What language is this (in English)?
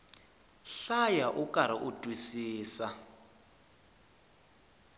Tsonga